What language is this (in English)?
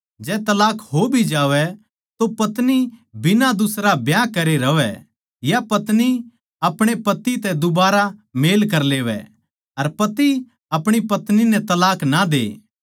Haryanvi